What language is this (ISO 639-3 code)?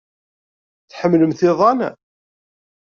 kab